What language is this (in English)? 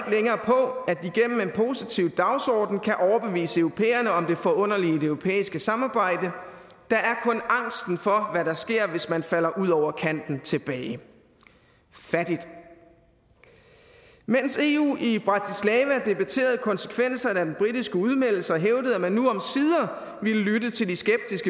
Danish